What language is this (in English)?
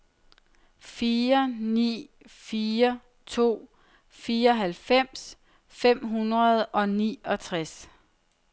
Danish